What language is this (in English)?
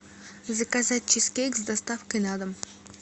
Russian